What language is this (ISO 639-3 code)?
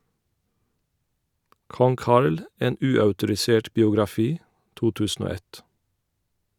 nor